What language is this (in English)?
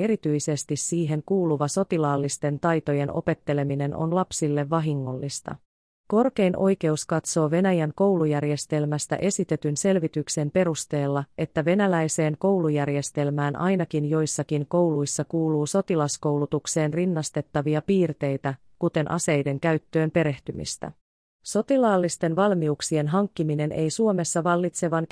Finnish